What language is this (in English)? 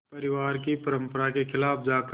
Hindi